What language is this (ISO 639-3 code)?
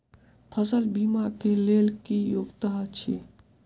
mai